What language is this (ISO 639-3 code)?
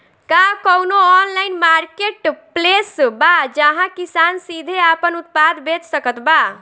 bho